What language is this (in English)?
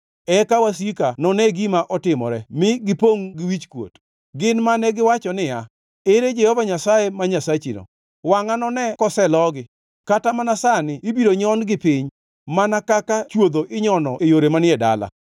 Luo (Kenya and Tanzania)